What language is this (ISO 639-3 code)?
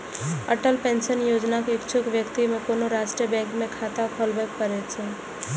mai